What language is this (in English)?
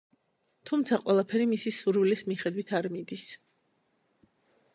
Georgian